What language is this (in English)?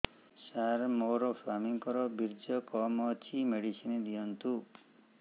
Odia